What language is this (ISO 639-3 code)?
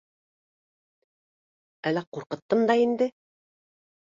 bak